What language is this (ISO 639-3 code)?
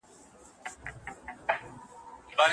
pus